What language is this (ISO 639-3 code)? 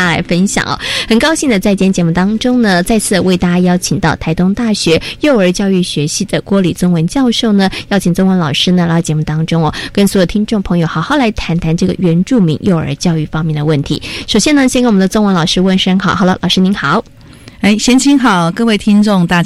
zho